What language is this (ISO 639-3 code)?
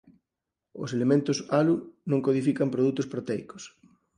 glg